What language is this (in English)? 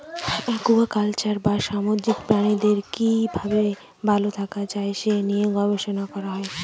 Bangla